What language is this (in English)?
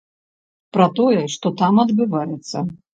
Belarusian